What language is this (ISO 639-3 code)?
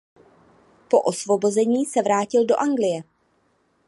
ces